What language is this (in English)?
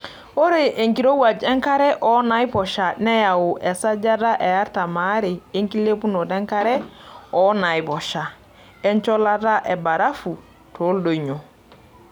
Masai